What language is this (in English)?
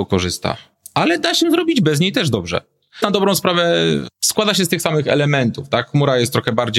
Polish